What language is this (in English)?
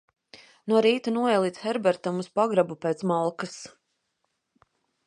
Latvian